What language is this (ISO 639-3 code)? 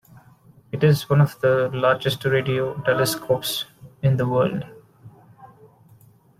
eng